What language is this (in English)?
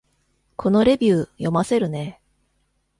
Japanese